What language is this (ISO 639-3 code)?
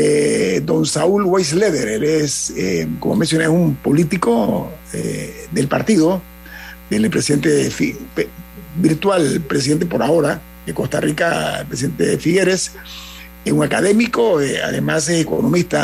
spa